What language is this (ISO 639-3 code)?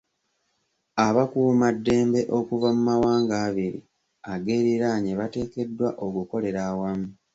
lug